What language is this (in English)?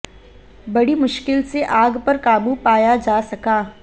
Hindi